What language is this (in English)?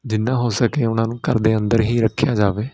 Punjabi